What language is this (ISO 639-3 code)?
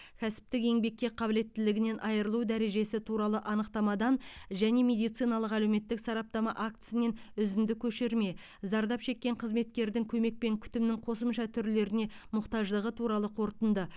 kaz